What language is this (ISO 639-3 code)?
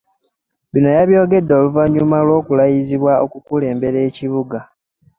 lug